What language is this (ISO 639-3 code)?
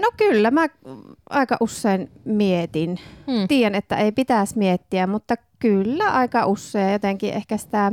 fin